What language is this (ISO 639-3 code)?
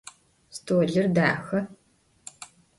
ady